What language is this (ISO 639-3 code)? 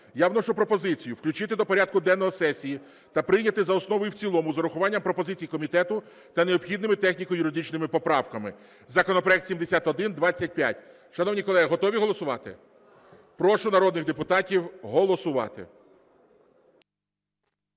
ukr